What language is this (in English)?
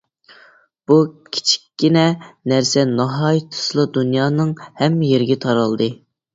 Uyghur